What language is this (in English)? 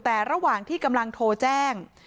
Thai